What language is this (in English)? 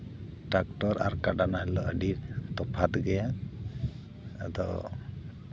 Santali